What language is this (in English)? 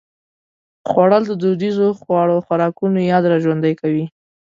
Pashto